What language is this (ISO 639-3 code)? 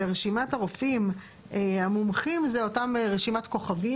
heb